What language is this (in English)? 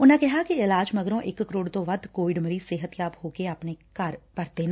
Punjabi